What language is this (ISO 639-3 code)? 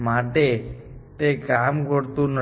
guj